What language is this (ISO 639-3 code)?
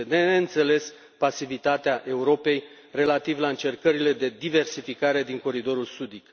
ron